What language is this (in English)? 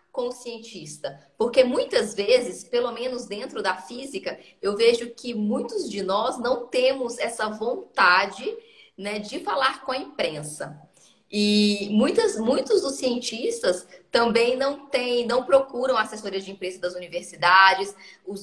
Portuguese